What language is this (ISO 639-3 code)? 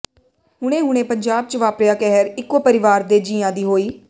pan